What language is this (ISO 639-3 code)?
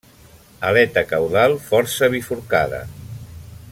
cat